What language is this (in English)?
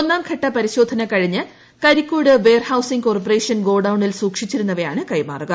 Malayalam